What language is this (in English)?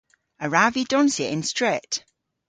Cornish